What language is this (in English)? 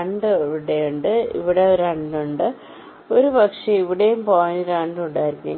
Malayalam